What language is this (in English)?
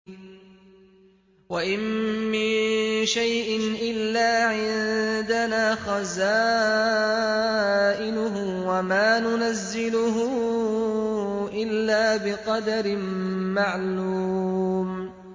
Arabic